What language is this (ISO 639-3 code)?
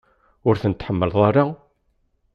kab